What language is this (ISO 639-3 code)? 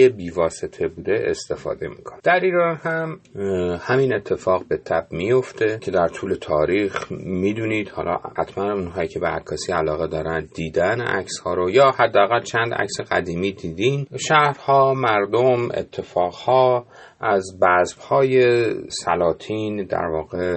fas